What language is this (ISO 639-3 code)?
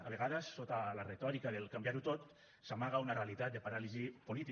cat